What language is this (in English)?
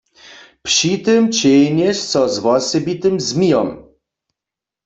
Upper Sorbian